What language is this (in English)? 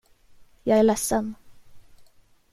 Swedish